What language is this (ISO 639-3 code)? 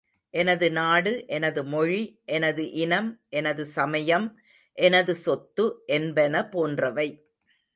tam